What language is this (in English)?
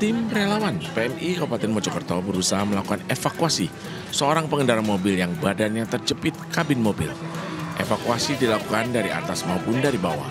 Indonesian